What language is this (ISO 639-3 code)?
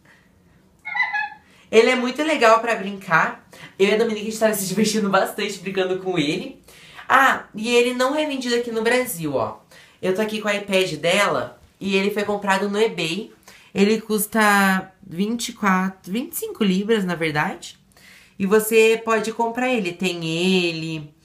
por